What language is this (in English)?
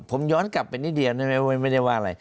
Thai